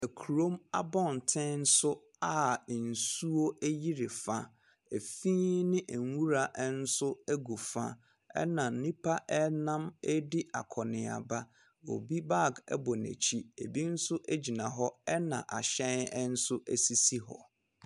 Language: Akan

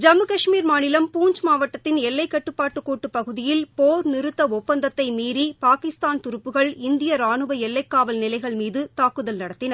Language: Tamil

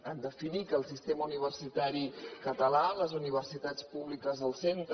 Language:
Catalan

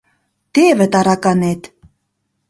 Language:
Mari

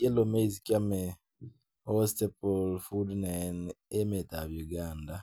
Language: Kalenjin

